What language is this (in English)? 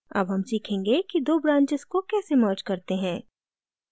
Hindi